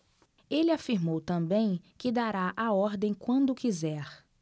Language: Portuguese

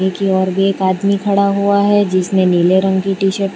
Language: Hindi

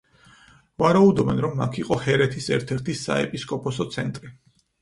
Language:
Georgian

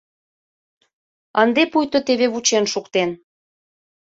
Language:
Mari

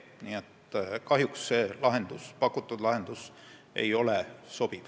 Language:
Estonian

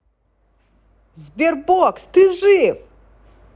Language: Russian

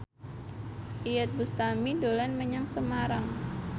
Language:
Javanese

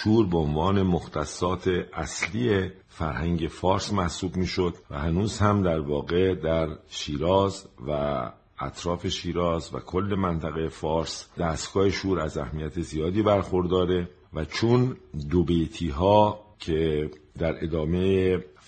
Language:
Persian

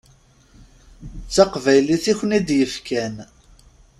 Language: Kabyle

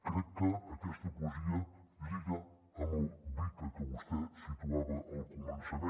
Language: Catalan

